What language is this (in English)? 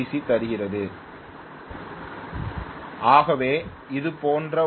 Tamil